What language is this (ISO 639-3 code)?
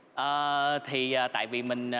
vie